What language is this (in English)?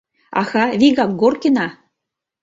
Mari